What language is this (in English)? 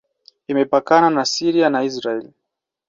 Swahili